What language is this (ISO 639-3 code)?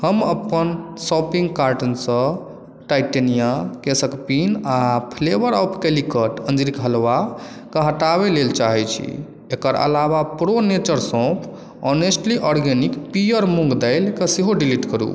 mai